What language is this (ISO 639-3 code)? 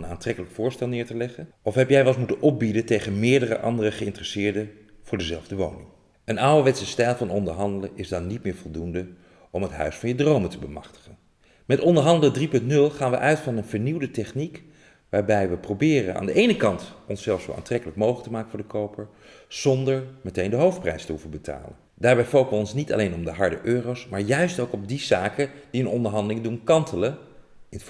nld